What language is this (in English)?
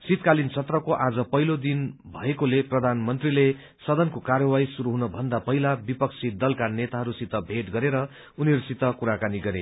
Nepali